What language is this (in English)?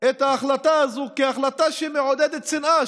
Hebrew